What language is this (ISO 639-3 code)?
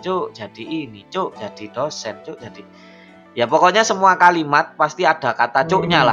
ind